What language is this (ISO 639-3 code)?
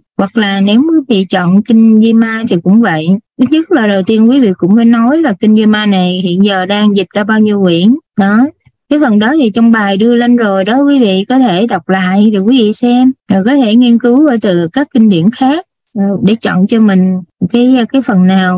vie